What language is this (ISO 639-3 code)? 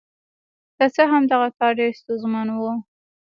pus